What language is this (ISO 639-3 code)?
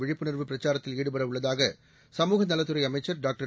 tam